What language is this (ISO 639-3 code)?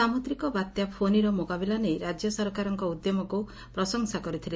ori